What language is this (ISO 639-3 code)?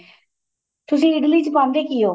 pan